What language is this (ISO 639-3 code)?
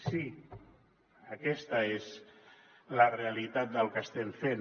cat